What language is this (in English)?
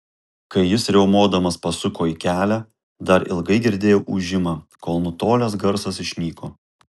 Lithuanian